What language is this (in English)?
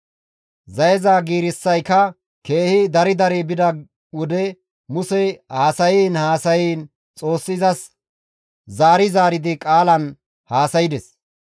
Gamo